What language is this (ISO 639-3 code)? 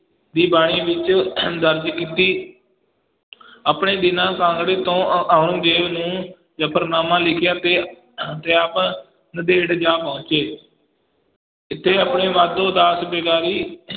pan